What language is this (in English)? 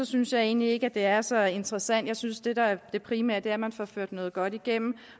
Danish